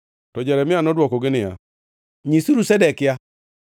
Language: Luo (Kenya and Tanzania)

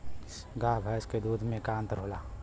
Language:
Bhojpuri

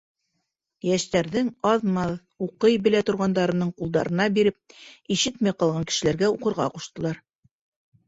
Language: Bashkir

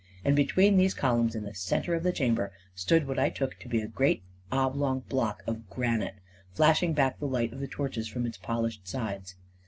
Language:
English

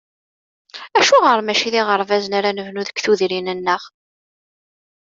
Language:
Kabyle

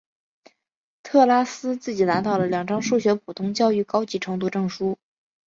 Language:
Chinese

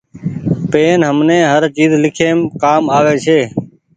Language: Goaria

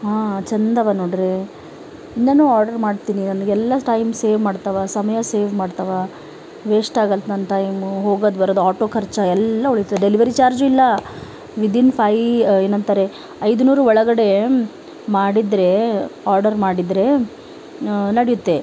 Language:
Kannada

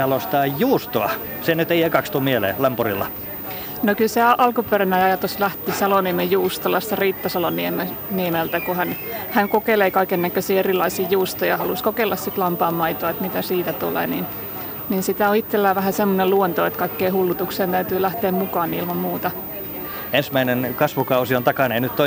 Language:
Finnish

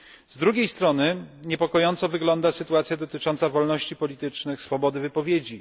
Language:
Polish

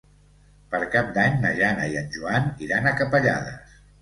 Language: Catalan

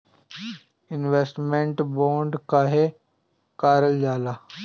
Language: Bhojpuri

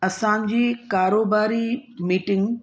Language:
Sindhi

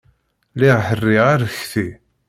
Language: Kabyle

